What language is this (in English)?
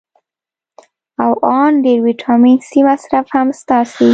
Pashto